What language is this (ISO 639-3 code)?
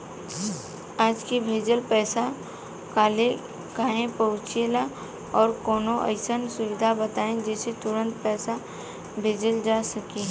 bho